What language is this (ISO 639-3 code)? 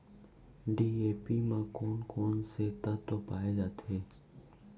hne